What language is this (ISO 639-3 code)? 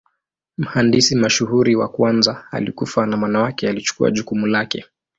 swa